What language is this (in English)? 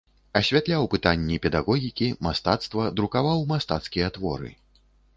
Belarusian